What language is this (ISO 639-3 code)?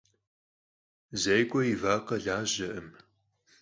kbd